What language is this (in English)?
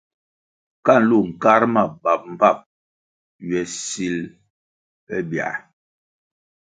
Kwasio